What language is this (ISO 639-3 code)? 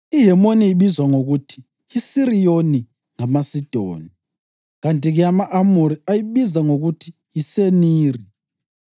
nde